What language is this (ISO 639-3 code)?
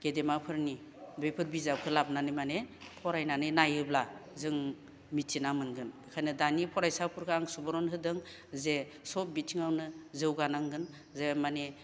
brx